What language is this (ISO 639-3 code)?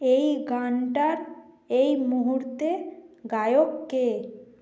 ben